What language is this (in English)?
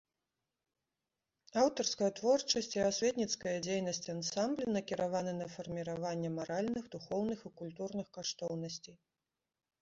Belarusian